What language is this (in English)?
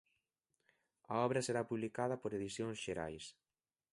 Galician